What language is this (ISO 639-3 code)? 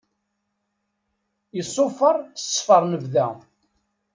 kab